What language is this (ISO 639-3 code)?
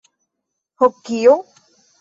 epo